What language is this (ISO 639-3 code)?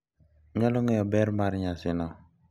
luo